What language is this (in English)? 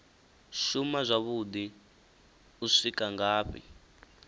Venda